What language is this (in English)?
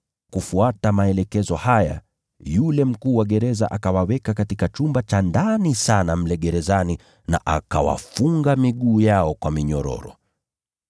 Swahili